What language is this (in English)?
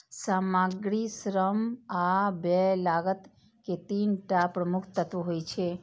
Maithili